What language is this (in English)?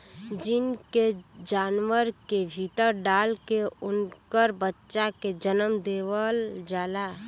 Bhojpuri